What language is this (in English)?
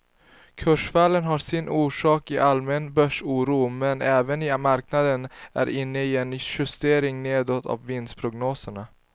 Swedish